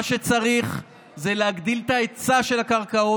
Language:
Hebrew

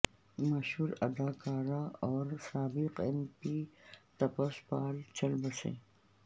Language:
Urdu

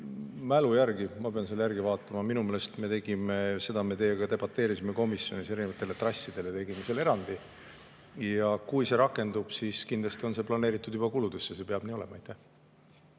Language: Estonian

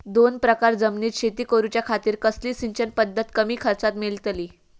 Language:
Marathi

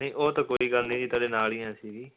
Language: Punjabi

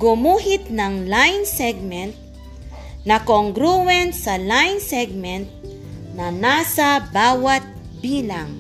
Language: Filipino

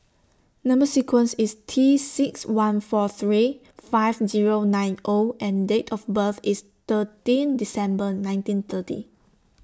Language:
English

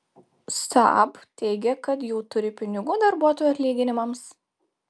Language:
Lithuanian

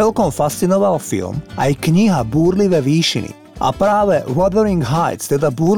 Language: Slovak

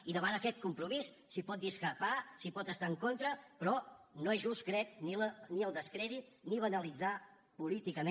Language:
Catalan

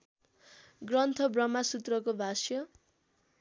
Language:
Nepali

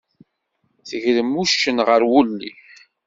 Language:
Kabyle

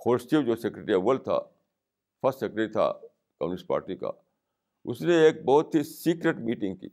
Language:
Urdu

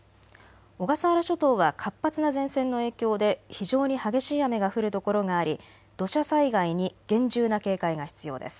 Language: Japanese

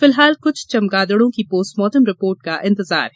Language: Hindi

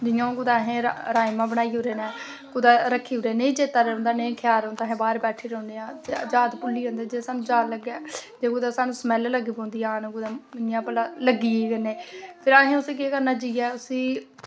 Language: Dogri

